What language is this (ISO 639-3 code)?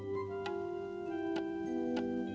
ind